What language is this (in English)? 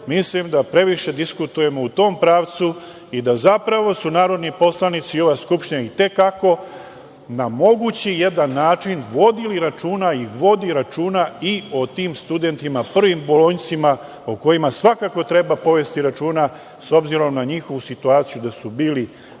Serbian